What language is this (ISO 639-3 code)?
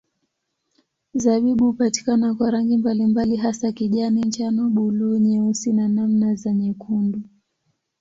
swa